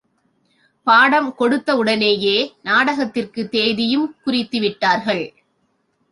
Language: Tamil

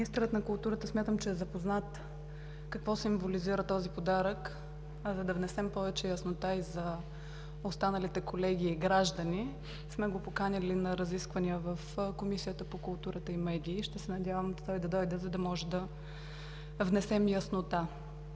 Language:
Bulgarian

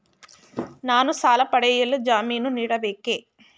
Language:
Kannada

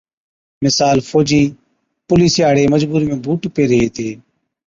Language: Od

